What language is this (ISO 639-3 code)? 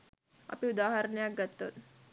sin